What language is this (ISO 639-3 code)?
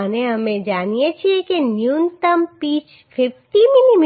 guj